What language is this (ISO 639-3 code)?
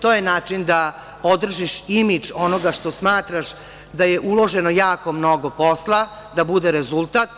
srp